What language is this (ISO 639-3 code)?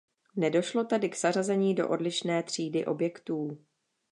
ces